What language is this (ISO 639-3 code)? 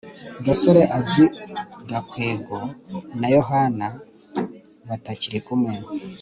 kin